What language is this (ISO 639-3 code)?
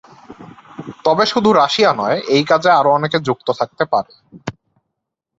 ben